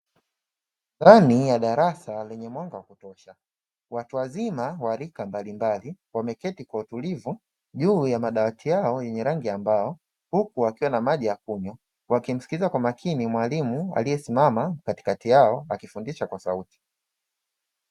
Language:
Swahili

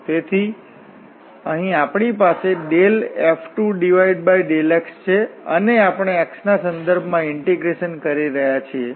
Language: Gujarati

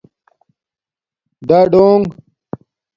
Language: Domaaki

